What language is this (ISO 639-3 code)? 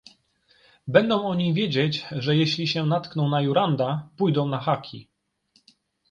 pol